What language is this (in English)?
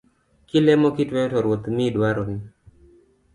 Luo (Kenya and Tanzania)